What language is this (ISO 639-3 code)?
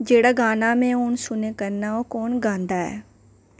doi